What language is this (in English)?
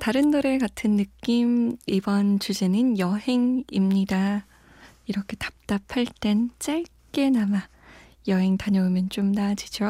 Korean